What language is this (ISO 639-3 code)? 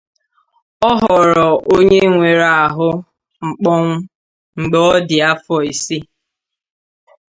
ibo